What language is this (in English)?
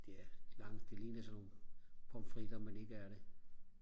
Danish